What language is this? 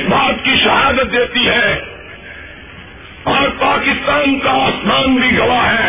Urdu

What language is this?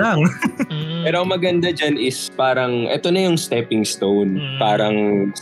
Filipino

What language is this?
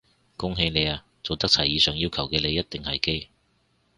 Cantonese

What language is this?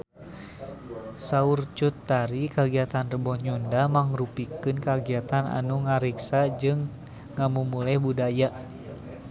Sundanese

